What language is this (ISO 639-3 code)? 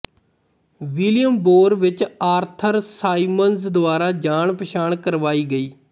pan